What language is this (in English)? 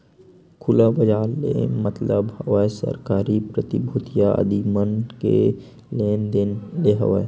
Chhattisgarhi